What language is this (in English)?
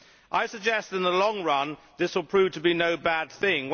English